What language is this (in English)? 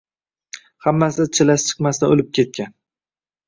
Uzbek